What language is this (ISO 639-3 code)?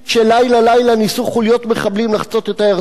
heb